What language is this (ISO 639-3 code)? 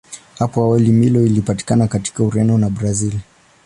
swa